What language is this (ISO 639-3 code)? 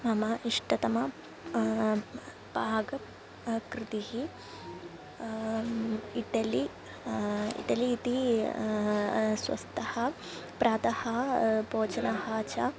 san